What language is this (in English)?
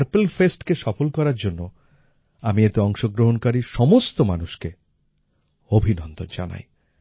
Bangla